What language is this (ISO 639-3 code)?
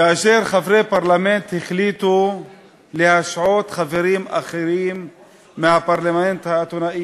heb